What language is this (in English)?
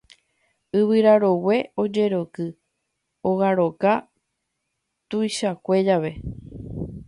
Guarani